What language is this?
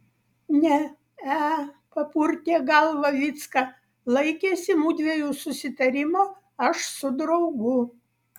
Lithuanian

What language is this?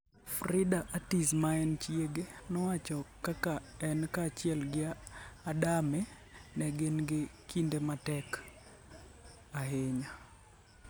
Luo (Kenya and Tanzania)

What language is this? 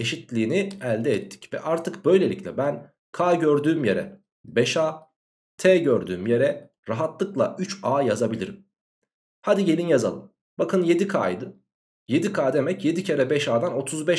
Turkish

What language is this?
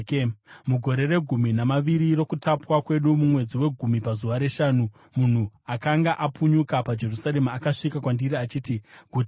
Shona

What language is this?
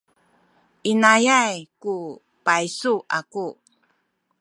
Sakizaya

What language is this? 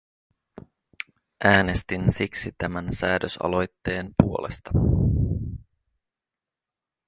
Finnish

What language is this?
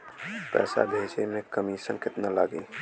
Bhojpuri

